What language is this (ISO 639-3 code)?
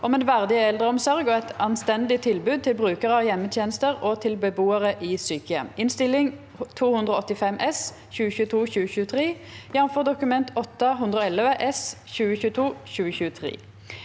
nor